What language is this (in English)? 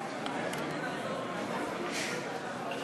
Hebrew